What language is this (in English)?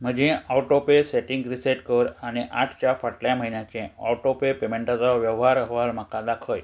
Konkani